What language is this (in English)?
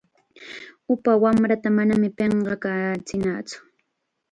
Chiquián Ancash Quechua